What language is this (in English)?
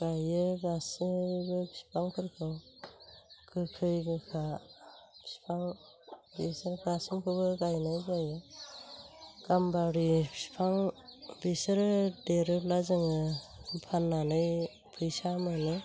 Bodo